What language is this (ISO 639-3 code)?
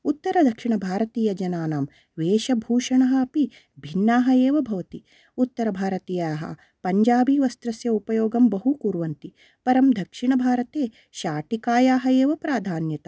san